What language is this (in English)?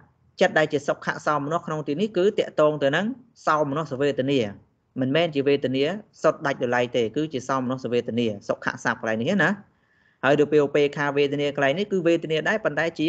Vietnamese